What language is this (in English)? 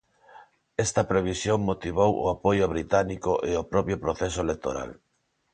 Galician